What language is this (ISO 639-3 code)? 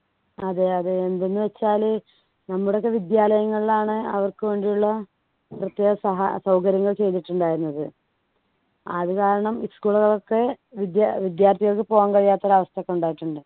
mal